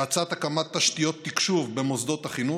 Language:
Hebrew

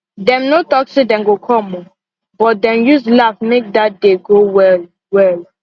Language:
Nigerian Pidgin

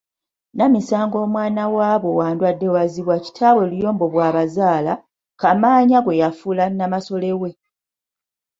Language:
Ganda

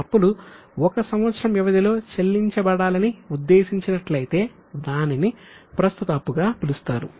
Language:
Telugu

